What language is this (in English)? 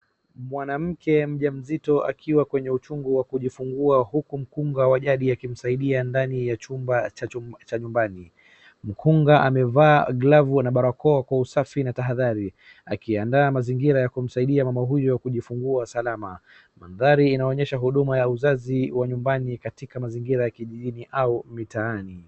Swahili